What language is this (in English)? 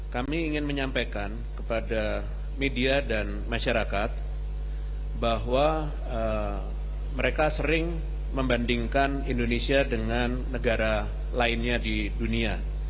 Indonesian